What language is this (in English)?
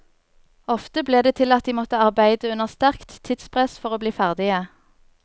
Norwegian